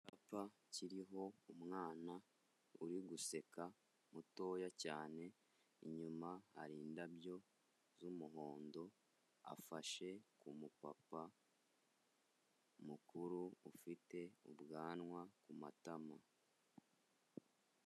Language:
Kinyarwanda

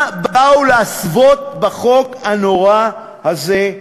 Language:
Hebrew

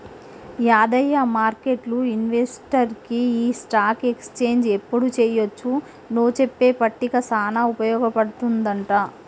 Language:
Telugu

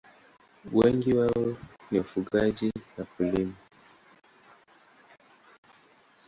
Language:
Swahili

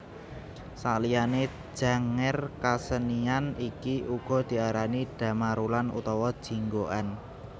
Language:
Javanese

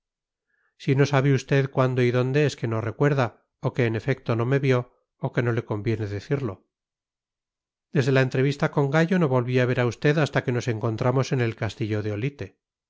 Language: Spanish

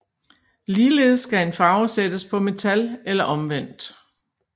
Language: Danish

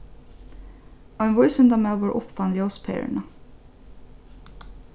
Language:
Faroese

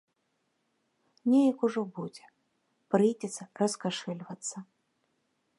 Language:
Belarusian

